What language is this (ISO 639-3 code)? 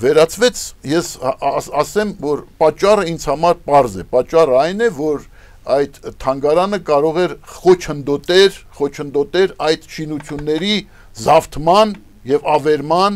ron